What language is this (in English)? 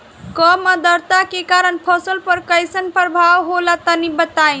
Bhojpuri